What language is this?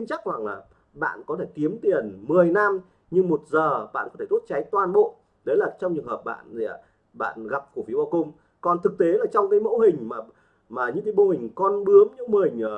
Vietnamese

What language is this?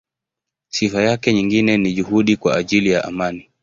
Swahili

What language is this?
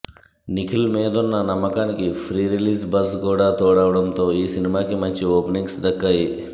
Telugu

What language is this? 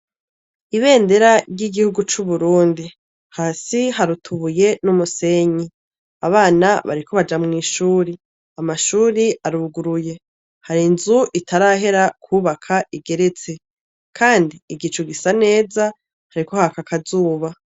Rundi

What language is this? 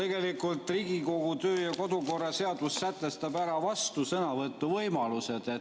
Estonian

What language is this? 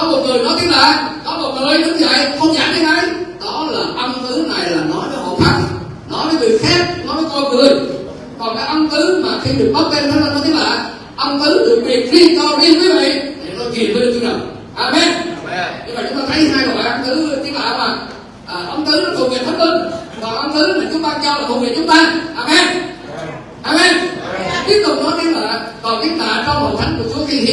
Vietnamese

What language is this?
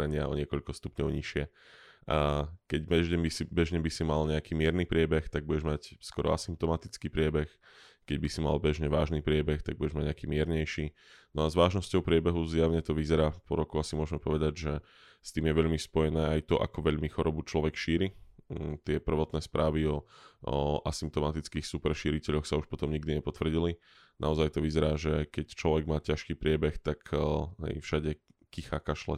Slovak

